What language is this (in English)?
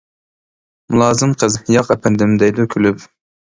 Uyghur